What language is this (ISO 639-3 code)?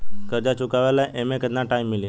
bho